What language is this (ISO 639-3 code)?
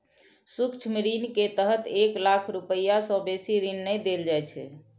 mai